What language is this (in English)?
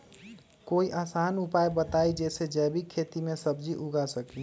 Magahi